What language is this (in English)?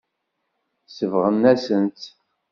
Kabyle